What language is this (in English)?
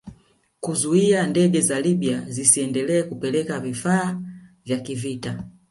Swahili